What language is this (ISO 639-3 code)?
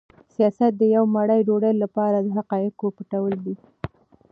pus